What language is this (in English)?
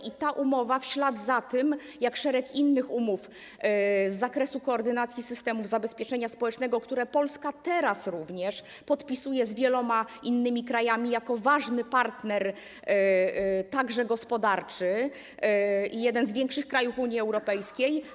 Polish